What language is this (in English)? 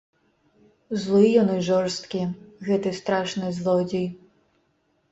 Belarusian